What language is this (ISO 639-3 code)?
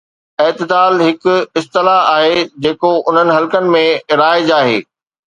snd